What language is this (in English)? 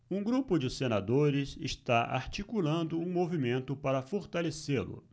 Portuguese